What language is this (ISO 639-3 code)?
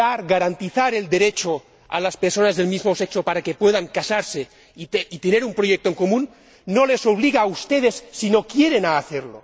spa